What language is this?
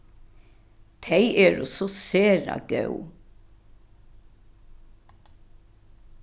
Faroese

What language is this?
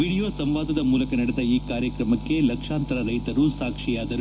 Kannada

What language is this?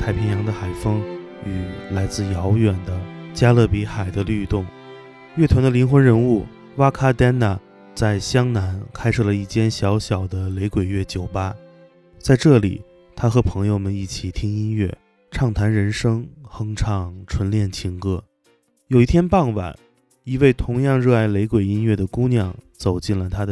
Chinese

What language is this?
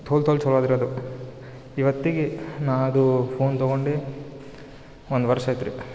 Kannada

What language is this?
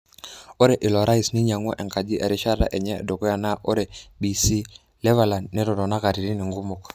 Masai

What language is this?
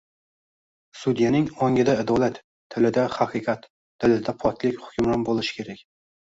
Uzbek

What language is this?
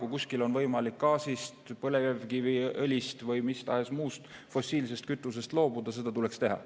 Estonian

